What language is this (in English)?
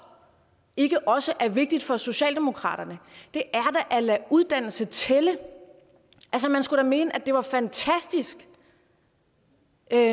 Danish